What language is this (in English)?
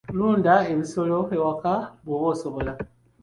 Ganda